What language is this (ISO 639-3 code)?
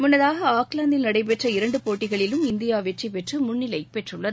tam